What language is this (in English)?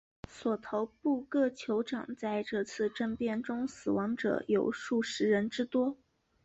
Chinese